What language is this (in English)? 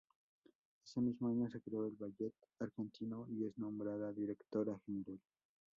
Spanish